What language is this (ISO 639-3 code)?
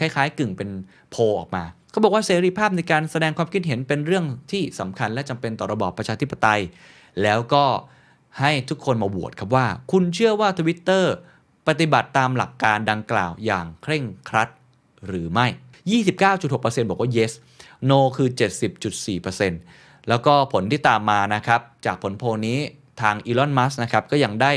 tha